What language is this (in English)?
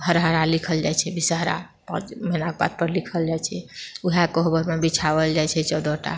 Maithili